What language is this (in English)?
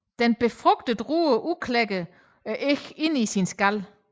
Danish